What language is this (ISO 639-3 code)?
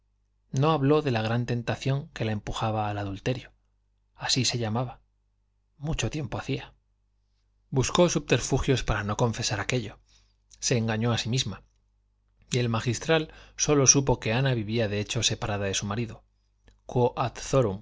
spa